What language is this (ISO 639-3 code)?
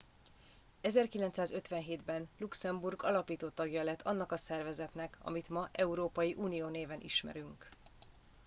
hun